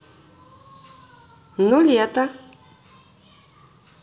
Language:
Russian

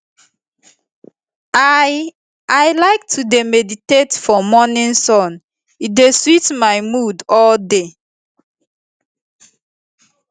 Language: Nigerian Pidgin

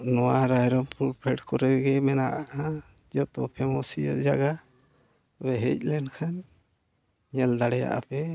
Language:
Santali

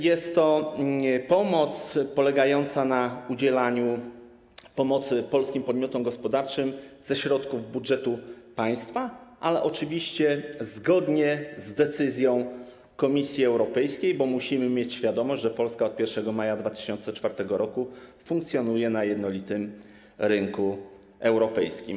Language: Polish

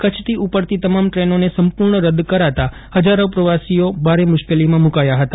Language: Gujarati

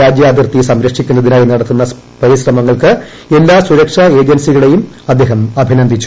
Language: Malayalam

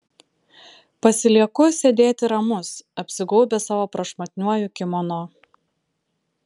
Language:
Lithuanian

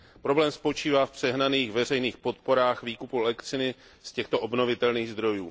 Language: Czech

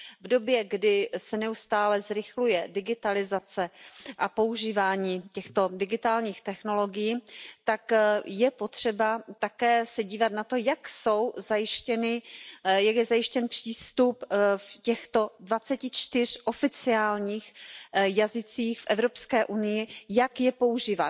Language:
Czech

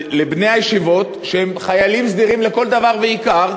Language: Hebrew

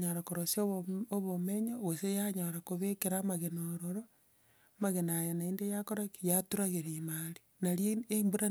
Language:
Gusii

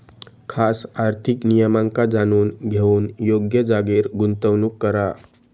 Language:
Marathi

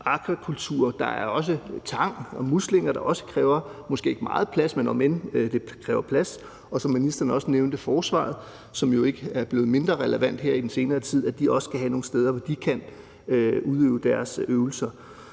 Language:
Danish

